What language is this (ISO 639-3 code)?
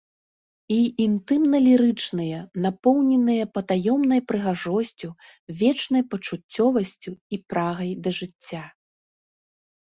bel